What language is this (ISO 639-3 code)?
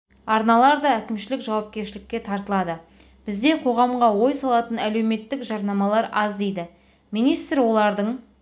kaz